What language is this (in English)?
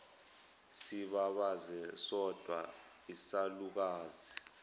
Zulu